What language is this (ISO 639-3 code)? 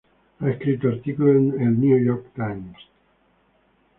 spa